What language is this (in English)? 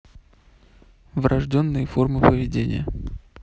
Russian